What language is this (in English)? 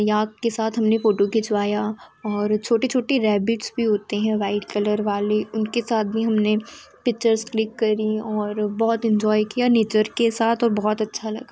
Hindi